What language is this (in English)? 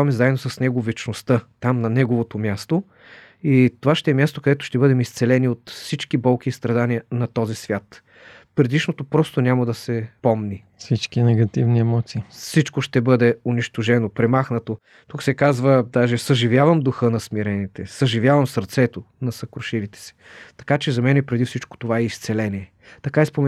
Bulgarian